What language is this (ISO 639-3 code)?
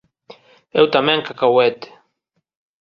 glg